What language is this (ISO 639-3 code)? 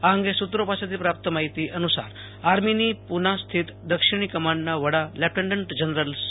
guj